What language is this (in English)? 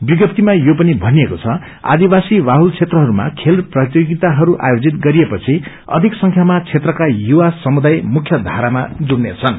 Nepali